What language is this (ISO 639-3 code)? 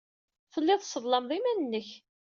kab